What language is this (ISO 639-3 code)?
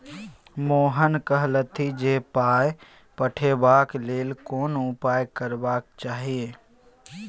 mai